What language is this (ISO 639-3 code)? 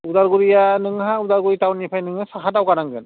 brx